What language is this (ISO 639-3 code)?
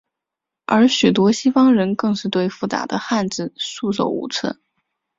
zho